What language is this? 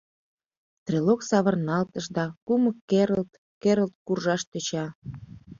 Mari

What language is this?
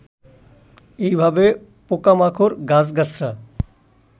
Bangla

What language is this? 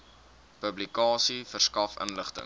Afrikaans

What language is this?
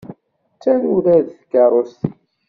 Kabyle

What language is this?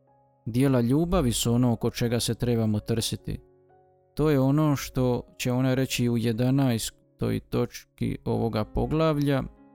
Croatian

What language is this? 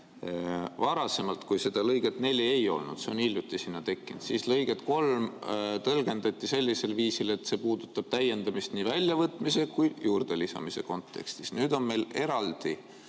Estonian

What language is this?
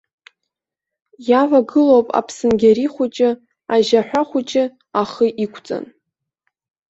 Abkhazian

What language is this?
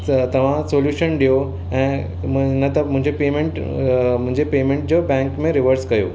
Sindhi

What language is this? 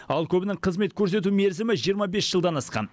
Kazakh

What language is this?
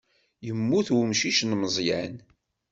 Kabyle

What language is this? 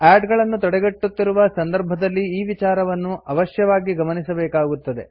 Kannada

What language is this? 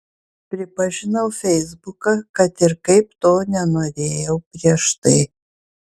Lithuanian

